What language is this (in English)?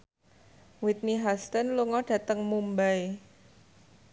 Javanese